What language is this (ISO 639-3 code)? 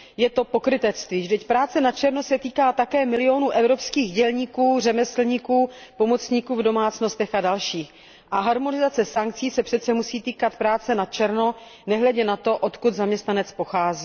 ces